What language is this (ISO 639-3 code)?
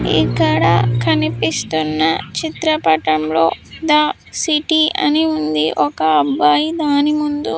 tel